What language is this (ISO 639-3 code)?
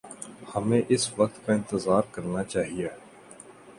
urd